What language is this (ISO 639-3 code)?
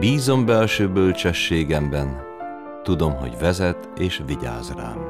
hun